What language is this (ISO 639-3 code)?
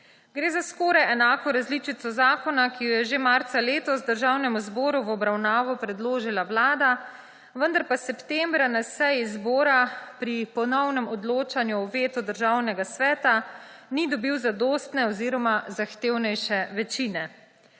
slv